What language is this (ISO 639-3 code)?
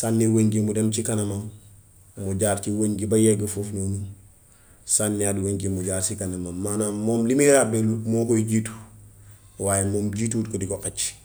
wof